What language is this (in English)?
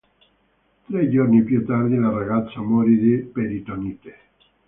Italian